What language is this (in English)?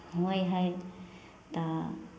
Maithili